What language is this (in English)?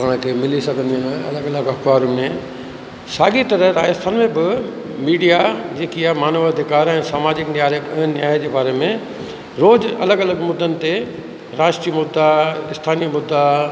Sindhi